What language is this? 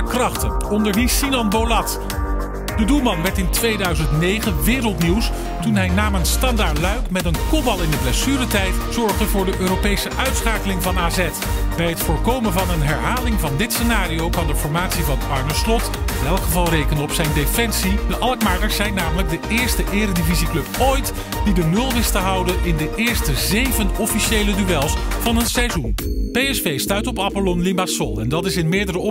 Dutch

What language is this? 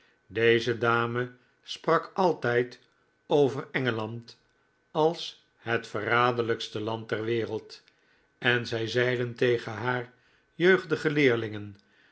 Dutch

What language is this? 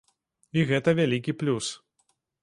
Belarusian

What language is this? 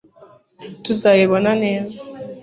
Kinyarwanda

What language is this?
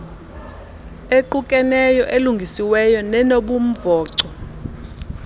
Xhosa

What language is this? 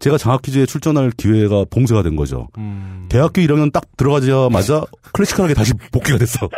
Korean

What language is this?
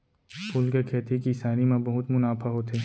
Chhattisgarhi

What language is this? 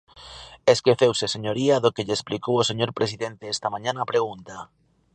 Galician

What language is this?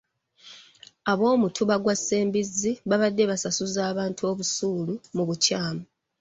Ganda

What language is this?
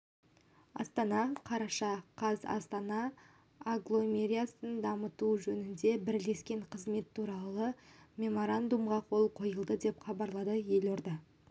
Kazakh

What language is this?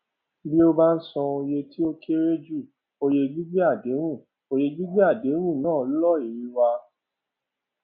Yoruba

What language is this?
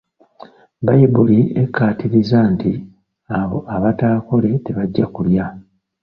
Ganda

